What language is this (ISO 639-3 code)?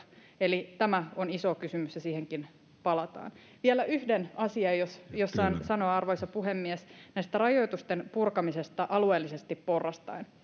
fin